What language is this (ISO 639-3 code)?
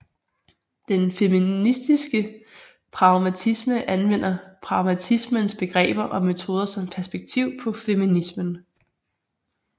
dan